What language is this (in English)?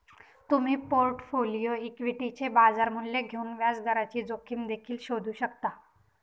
Marathi